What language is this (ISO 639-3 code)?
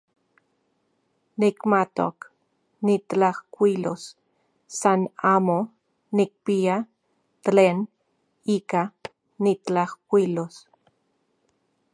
ncx